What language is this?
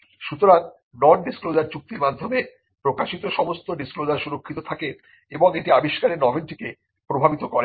Bangla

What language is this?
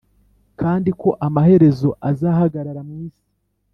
Kinyarwanda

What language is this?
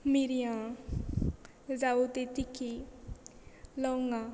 Konkani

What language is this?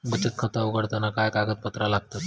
Marathi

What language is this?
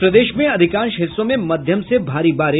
Hindi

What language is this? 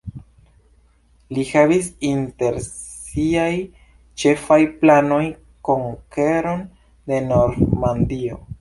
Esperanto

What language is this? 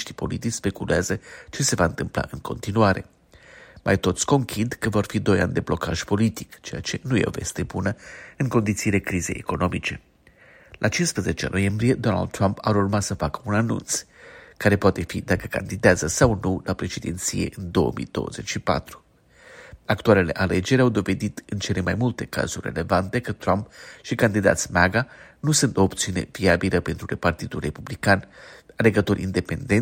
Romanian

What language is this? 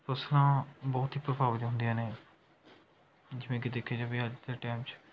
Punjabi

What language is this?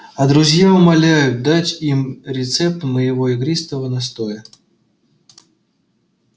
Russian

